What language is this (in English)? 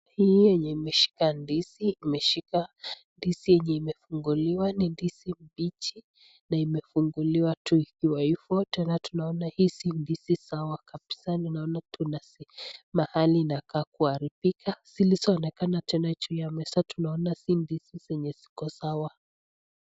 Swahili